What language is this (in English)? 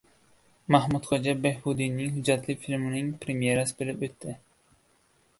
Uzbek